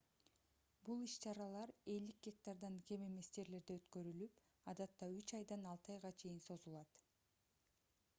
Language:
Kyrgyz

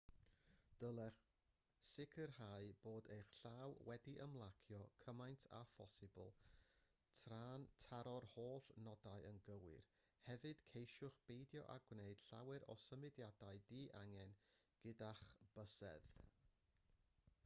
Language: Welsh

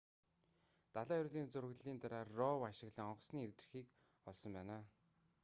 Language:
Mongolian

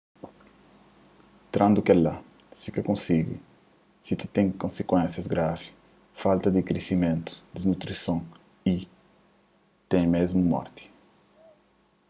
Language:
Kabuverdianu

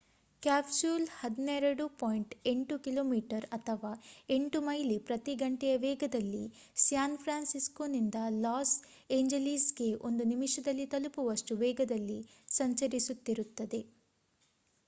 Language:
Kannada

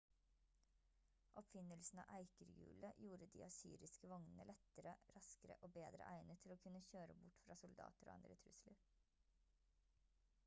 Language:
Norwegian Bokmål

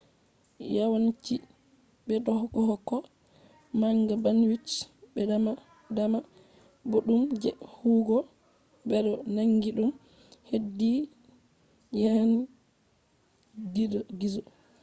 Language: Fula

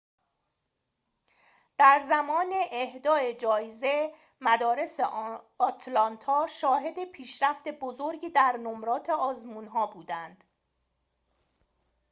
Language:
Persian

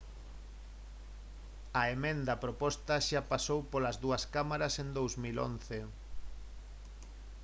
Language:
Galician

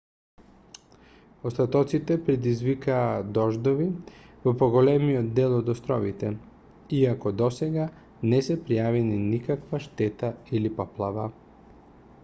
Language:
Macedonian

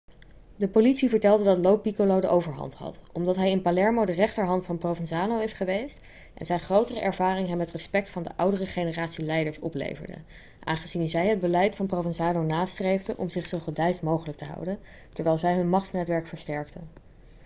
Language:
Dutch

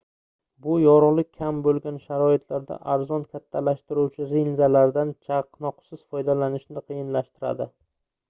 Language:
Uzbek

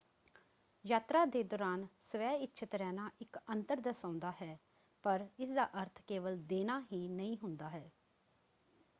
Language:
Punjabi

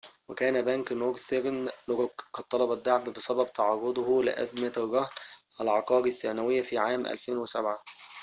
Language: Arabic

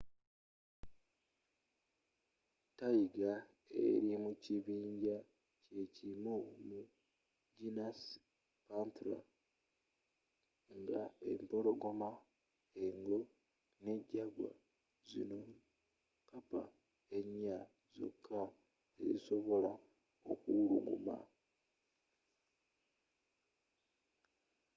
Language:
Ganda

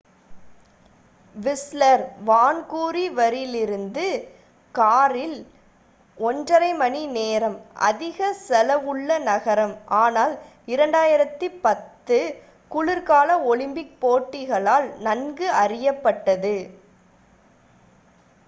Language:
Tamil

